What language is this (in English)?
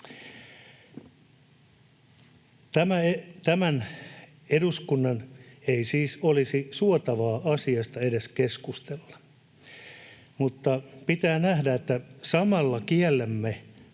Finnish